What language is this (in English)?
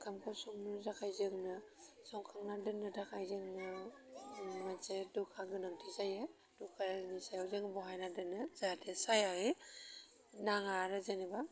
Bodo